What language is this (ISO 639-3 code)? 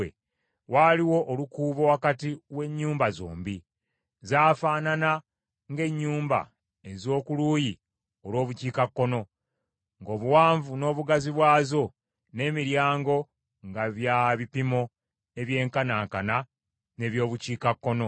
lug